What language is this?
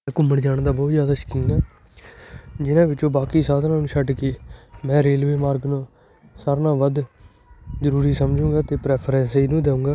Punjabi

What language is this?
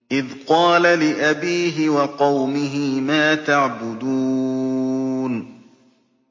Arabic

